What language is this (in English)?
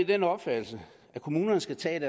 Danish